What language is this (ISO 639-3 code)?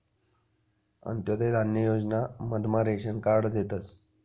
mar